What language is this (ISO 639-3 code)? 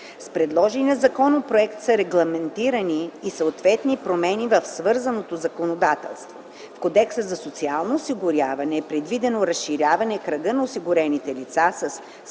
bul